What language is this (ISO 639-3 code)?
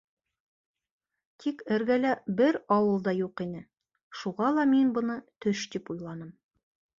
bak